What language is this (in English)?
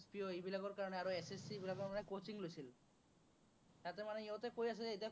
Assamese